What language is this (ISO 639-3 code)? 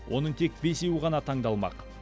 kaz